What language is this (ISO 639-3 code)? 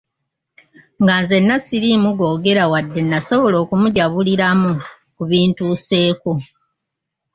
lug